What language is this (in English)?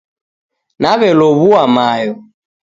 Taita